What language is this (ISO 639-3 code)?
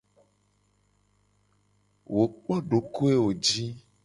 gej